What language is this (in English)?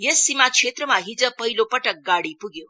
Nepali